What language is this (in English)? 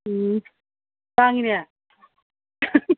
Manipuri